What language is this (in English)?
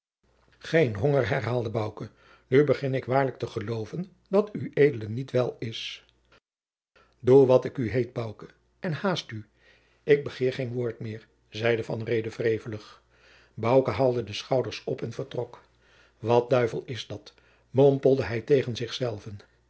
Dutch